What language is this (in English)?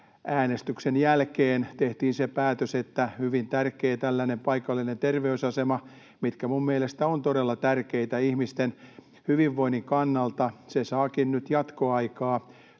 Finnish